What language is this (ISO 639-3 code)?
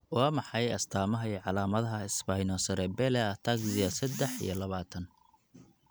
som